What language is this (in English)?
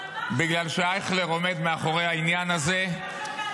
Hebrew